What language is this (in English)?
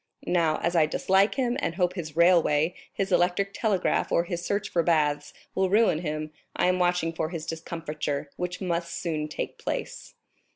English